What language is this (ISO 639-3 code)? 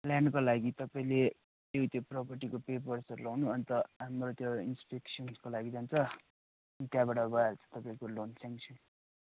nep